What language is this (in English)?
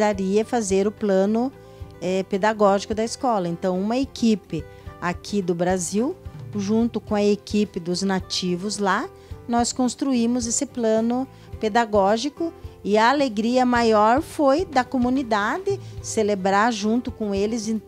Portuguese